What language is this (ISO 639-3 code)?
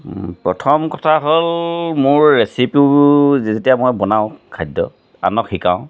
asm